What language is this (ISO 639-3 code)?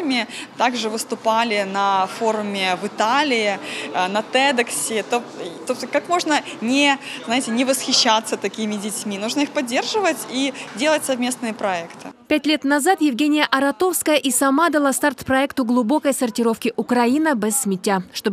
rus